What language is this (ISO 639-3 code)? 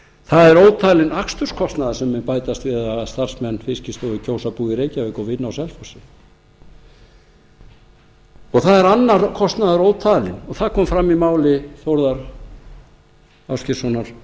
isl